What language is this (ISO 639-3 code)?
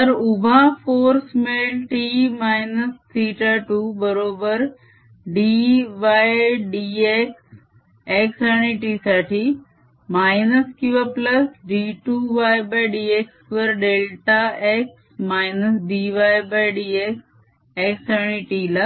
mar